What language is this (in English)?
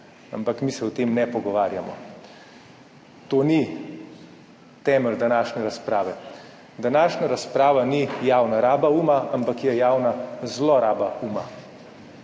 Slovenian